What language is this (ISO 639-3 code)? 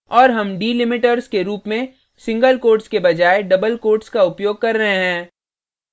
hin